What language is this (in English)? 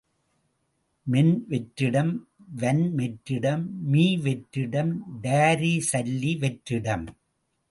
Tamil